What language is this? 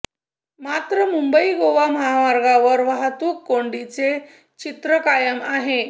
Marathi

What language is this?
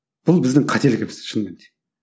Kazakh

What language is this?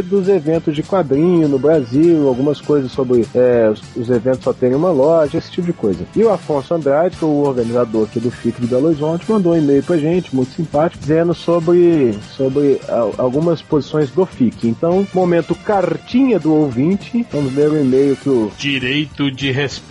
Portuguese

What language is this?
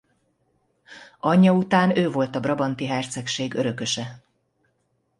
Hungarian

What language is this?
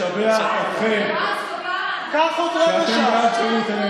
Hebrew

